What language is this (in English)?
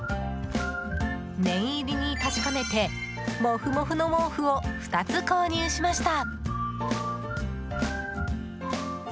Japanese